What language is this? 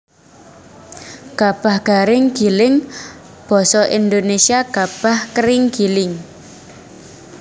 Javanese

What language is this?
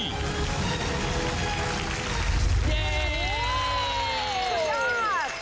Thai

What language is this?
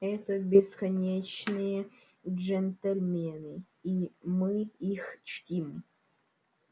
Russian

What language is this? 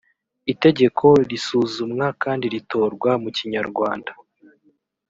Kinyarwanda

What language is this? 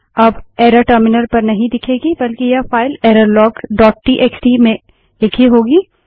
Hindi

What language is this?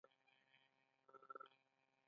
Pashto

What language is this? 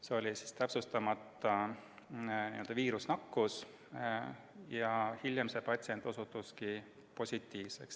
Estonian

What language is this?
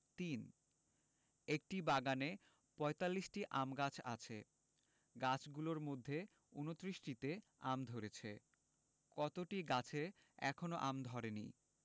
Bangla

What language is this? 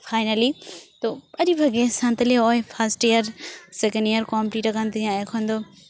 Santali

